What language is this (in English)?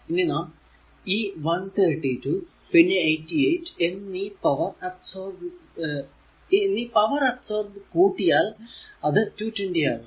Malayalam